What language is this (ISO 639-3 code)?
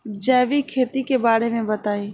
bho